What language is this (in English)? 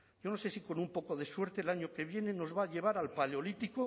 Spanish